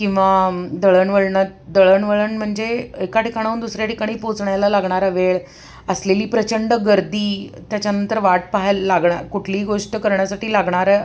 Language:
Marathi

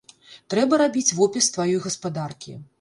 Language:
Belarusian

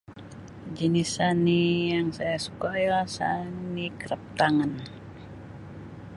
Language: Sabah Malay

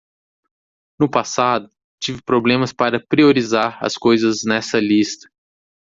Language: Portuguese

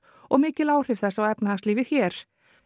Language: Icelandic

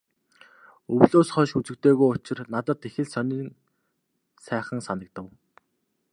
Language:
Mongolian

